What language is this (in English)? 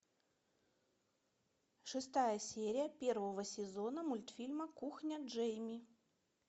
Russian